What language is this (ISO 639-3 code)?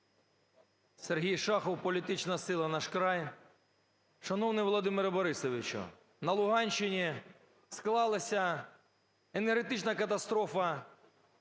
ukr